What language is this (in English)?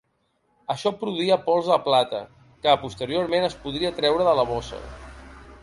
Catalan